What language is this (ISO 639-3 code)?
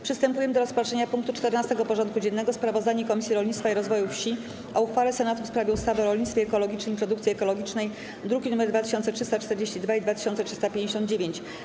pol